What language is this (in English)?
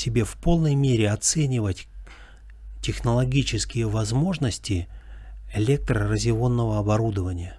Russian